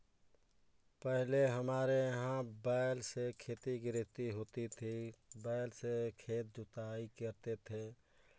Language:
Hindi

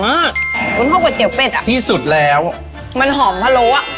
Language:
Thai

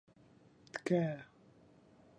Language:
Central Kurdish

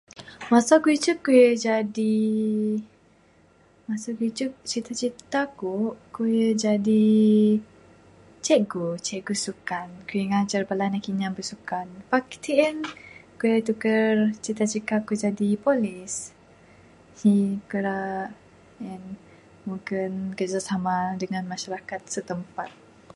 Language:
Bukar-Sadung Bidayuh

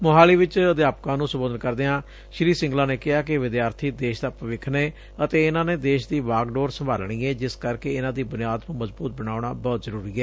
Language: Punjabi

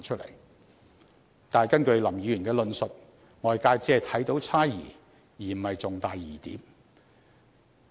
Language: Cantonese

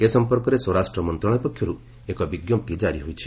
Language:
Odia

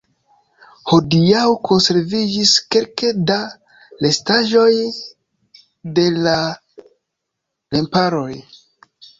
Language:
Esperanto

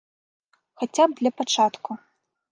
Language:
Belarusian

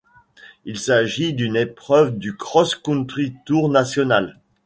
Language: French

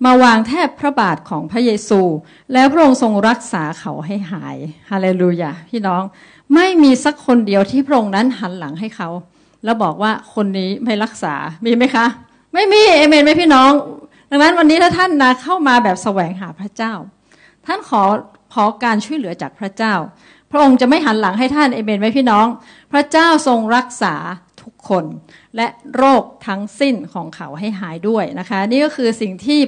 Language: Thai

